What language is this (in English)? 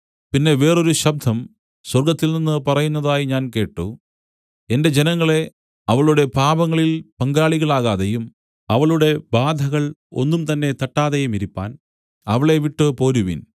Malayalam